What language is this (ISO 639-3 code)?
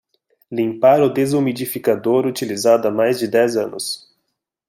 por